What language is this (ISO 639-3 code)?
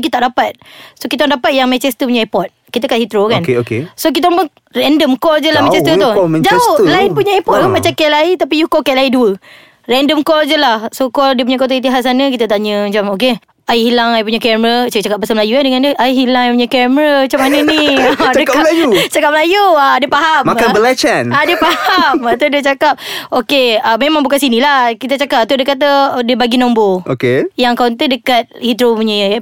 msa